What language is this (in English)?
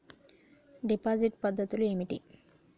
Telugu